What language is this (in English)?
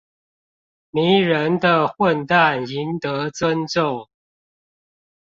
Chinese